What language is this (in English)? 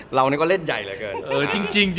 Thai